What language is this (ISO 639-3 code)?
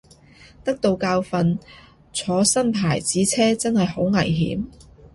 yue